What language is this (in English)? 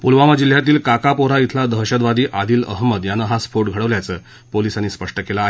Marathi